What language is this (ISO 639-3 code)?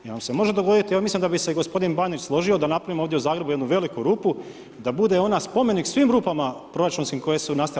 hrv